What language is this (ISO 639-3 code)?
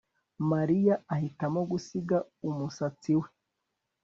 kin